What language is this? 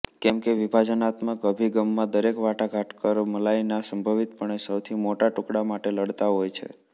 Gujarati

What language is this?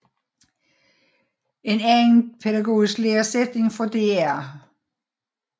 Danish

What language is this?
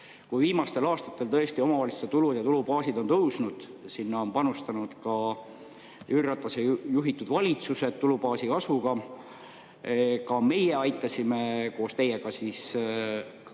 Estonian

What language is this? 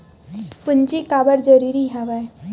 Chhattisgarhi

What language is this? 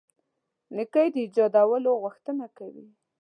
Pashto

